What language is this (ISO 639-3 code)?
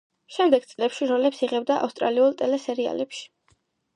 kat